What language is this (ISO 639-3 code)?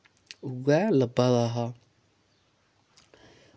doi